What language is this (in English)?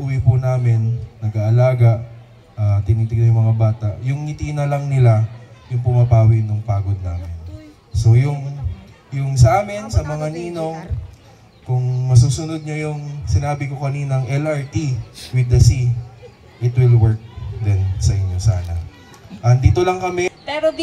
Filipino